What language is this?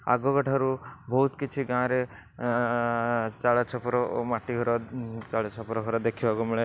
Odia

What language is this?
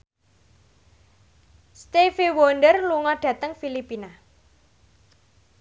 Javanese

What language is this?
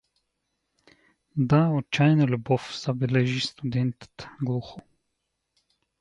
Bulgarian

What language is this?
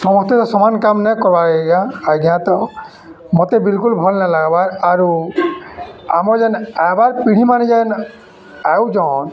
Odia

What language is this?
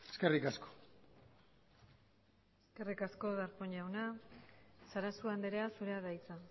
Basque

